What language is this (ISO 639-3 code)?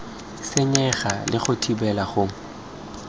tsn